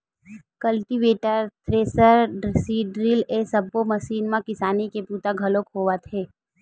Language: Chhattisgarhi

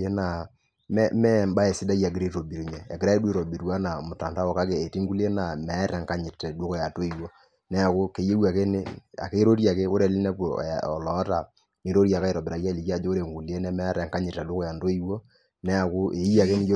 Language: Masai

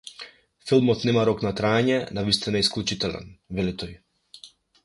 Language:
Macedonian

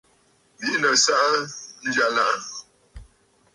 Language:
Bafut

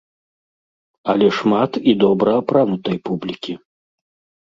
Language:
Belarusian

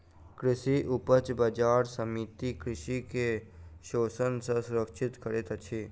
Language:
Maithili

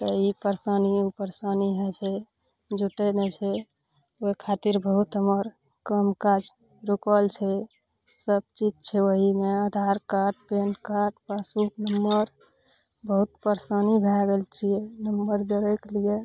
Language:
Maithili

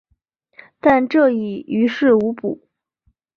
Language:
Chinese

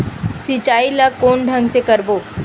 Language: Chhattisgarhi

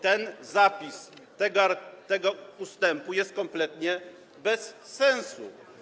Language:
Polish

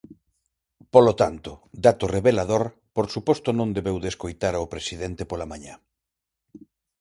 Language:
Galician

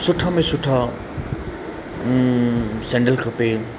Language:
Sindhi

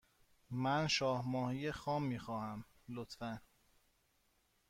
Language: Persian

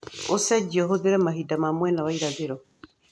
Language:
Kikuyu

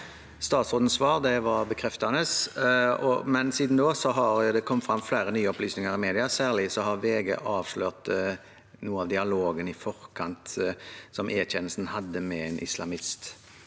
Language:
Norwegian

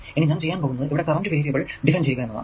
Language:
Malayalam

